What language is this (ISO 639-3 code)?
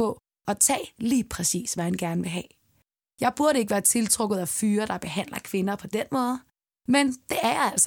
dan